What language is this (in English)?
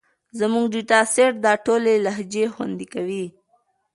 Pashto